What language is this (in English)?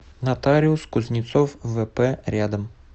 Russian